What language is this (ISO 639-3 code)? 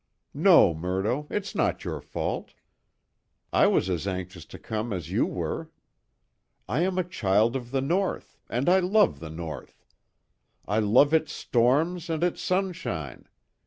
eng